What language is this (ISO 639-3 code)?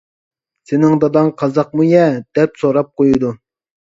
uig